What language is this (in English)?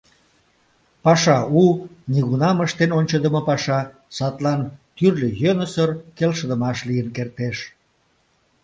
Mari